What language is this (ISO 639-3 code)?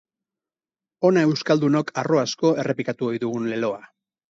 eus